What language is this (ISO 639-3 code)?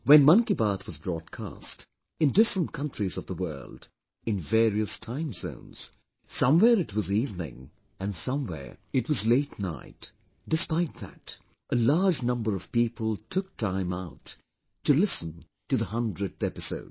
eng